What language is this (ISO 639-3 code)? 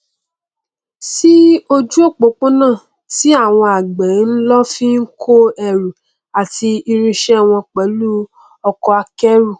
yor